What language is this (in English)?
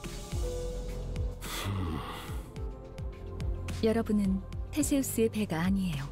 Korean